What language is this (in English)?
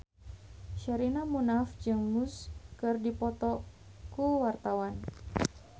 Sundanese